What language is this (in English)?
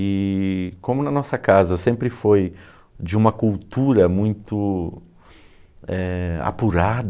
Portuguese